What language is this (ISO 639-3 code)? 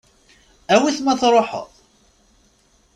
kab